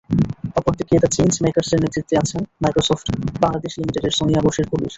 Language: Bangla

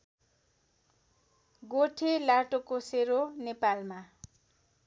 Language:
Nepali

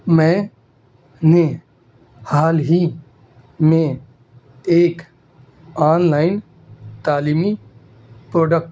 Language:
Urdu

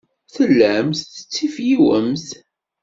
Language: Kabyle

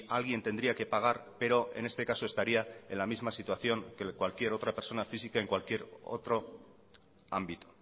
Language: Spanish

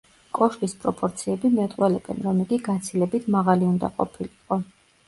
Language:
Georgian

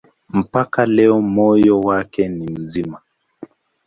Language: Swahili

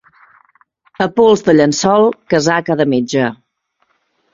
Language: Catalan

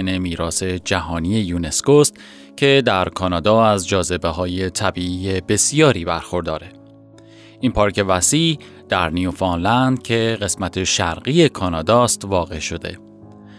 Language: Persian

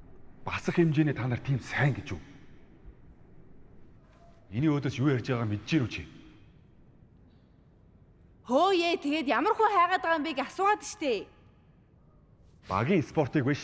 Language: Korean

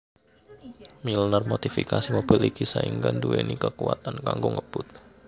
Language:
Javanese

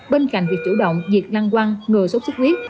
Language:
Vietnamese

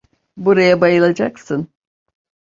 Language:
Turkish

